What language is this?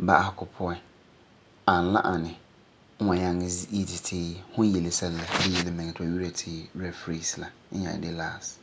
Frafra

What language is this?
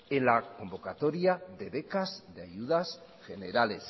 Spanish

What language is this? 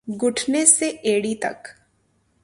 Urdu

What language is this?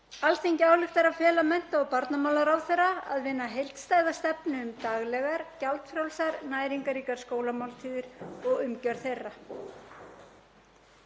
Icelandic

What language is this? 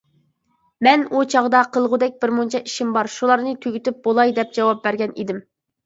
Uyghur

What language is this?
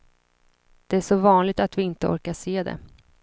Swedish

